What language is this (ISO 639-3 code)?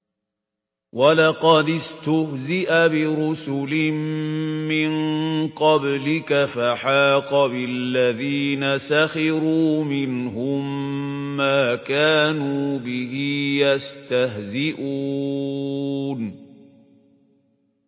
ara